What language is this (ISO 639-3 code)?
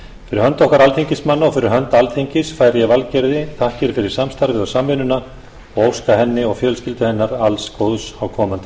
isl